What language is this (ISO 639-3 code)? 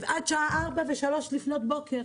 heb